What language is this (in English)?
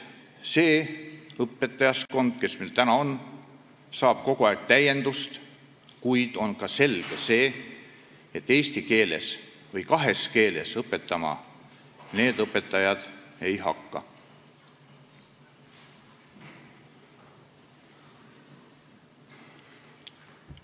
Estonian